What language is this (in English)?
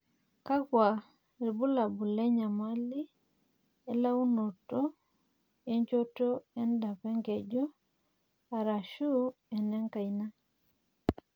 Masai